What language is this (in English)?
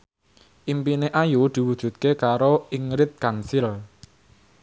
Javanese